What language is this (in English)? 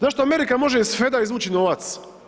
Croatian